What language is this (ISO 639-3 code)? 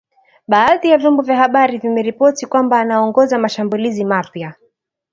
swa